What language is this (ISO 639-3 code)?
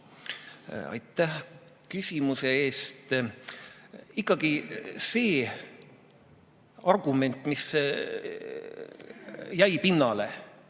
est